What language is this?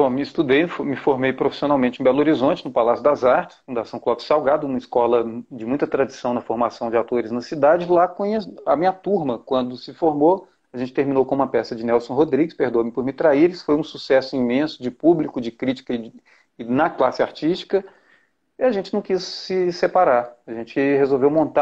Portuguese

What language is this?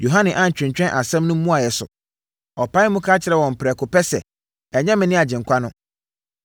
Akan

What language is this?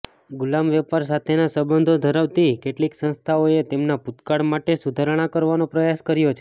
Gujarati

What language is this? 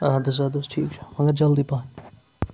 Kashmiri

